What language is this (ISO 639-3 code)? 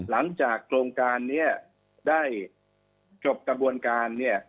tha